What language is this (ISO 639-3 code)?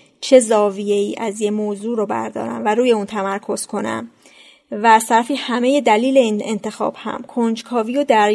fas